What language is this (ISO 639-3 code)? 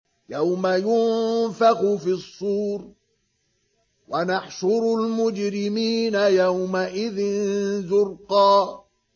ara